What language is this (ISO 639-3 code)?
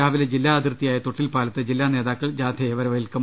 mal